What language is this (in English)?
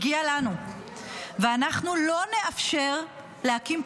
Hebrew